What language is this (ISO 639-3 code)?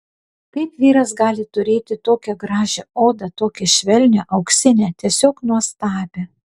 lit